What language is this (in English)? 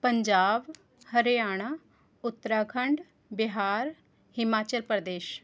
Punjabi